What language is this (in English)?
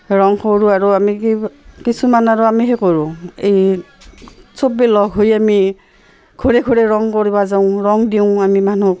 Assamese